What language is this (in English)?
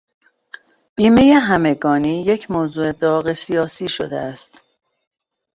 Persian